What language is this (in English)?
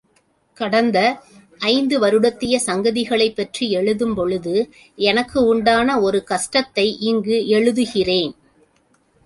Tamil